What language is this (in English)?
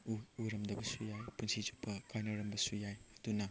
Manipuri